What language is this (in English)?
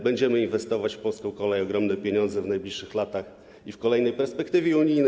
Polish